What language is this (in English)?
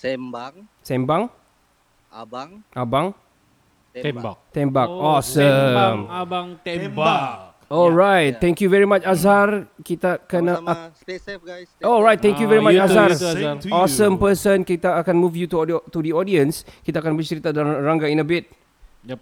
Malay